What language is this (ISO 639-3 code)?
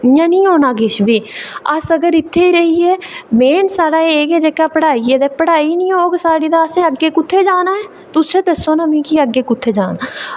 doi